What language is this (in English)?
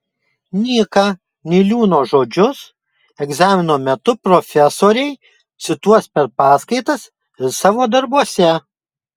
Lithuanian